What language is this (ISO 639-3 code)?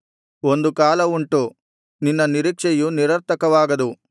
kan